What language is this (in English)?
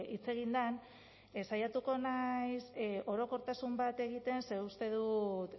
Basque